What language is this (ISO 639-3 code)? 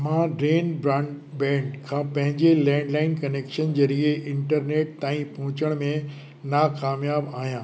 snd